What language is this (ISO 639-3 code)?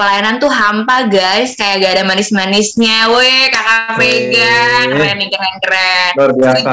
ind